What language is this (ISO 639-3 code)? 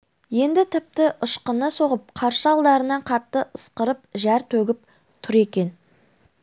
kaz